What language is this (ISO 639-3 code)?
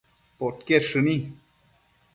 mcf